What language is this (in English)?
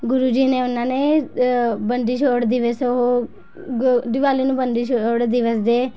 Punjabi